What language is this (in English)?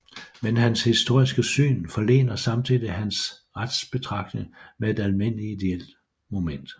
Danish